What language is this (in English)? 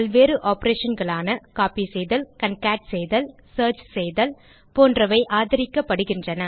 Tamil